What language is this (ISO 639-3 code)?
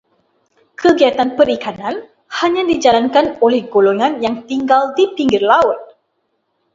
msa